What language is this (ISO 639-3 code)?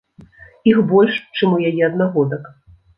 bel